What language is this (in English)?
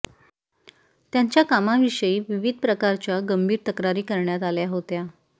Marathi